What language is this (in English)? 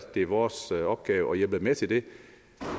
Danish